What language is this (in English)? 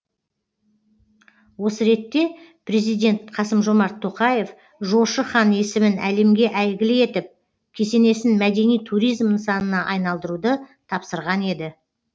Kazakh